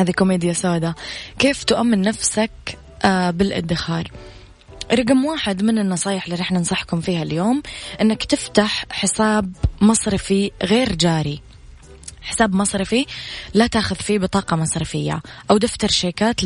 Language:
Arabic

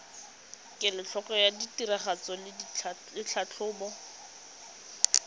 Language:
Tswana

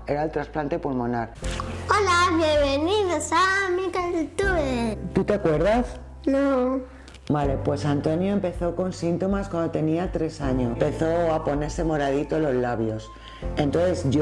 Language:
Spanish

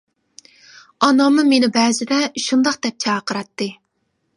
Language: Uyghur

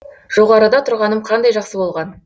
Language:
Kazakh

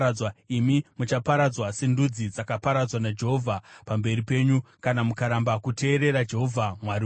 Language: Shona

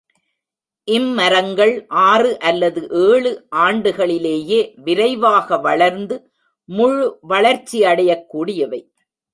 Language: Tamil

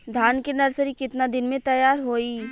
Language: Bhojpuri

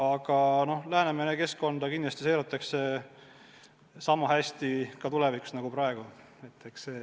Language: Estonian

